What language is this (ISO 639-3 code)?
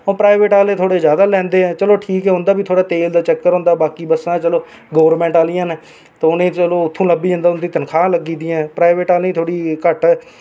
doi